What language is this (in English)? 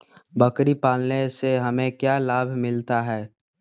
Magahi